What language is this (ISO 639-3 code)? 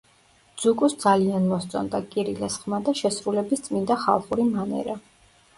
kat